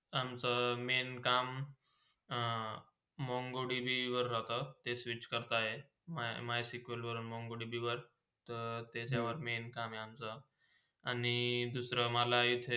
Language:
Marathi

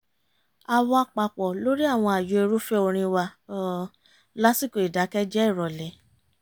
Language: Yoruba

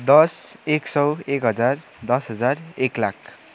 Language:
Nepali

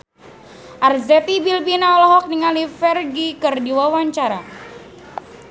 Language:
Sundanese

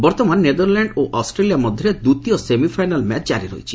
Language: Odia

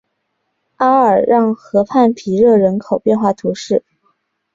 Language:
Chinese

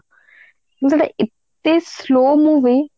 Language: Odia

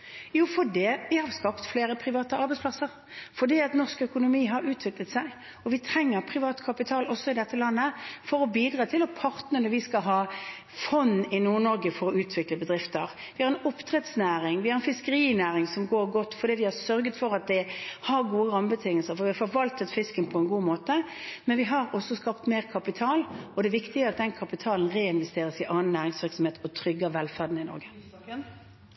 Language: Norwegian Bokmål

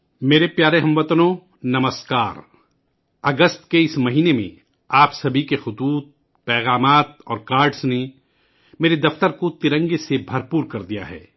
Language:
Urdu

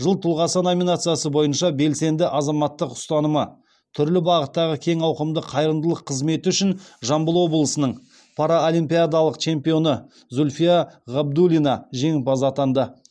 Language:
Kazakh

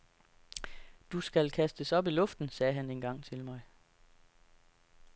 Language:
Danish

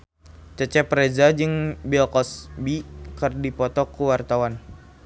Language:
Sundanese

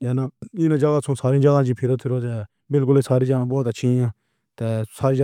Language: Pahari-Potwari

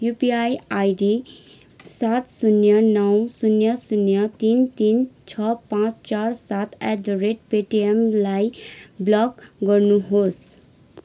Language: Nepali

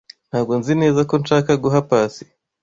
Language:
Kinyarwanda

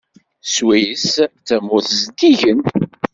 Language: Kabyle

